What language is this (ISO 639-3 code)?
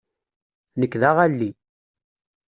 kab